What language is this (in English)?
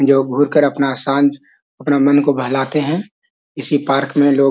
Magahi